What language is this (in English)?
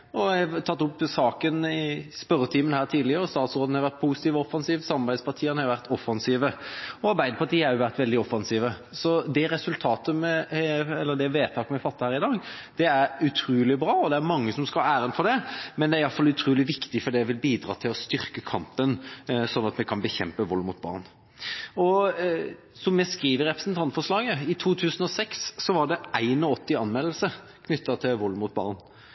Norwegian Bokmål